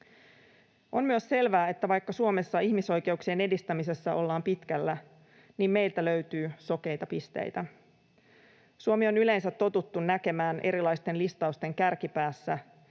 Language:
Finnish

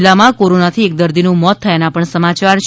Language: Gujarati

